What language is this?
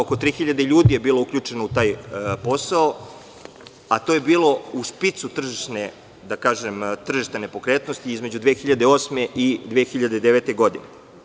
Serbian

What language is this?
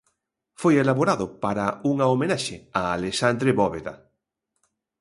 Galician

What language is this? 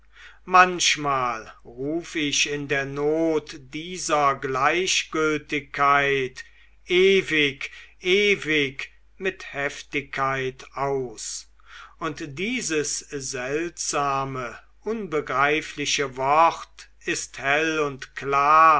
German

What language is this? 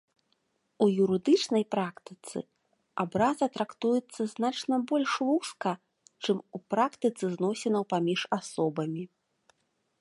Belarusian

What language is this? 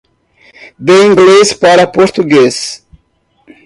Portuguese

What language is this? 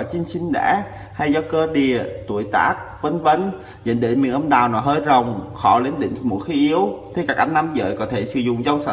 Vietnamese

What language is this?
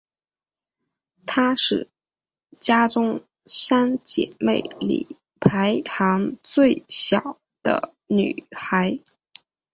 Chinese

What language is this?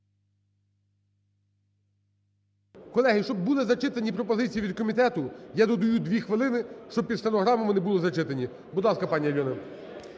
Ukrainian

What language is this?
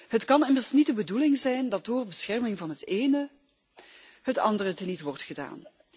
Dutch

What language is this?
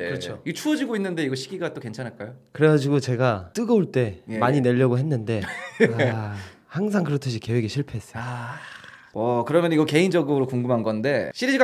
Korean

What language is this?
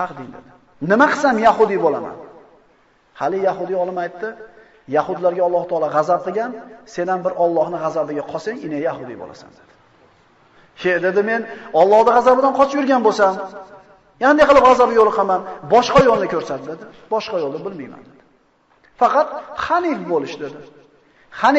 Turkish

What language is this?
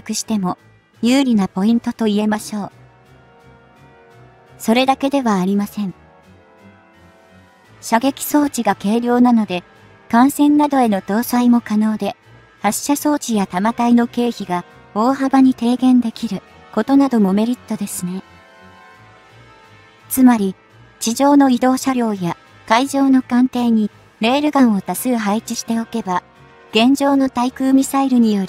Japanese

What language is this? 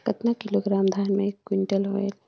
Chhattisgarhi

